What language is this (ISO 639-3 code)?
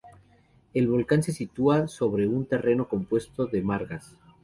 spa